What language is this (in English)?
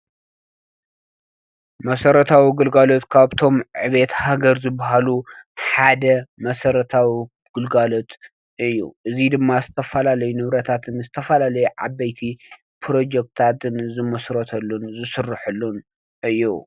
Tigrinya